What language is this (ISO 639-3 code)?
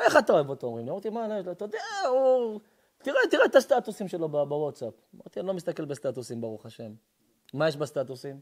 heb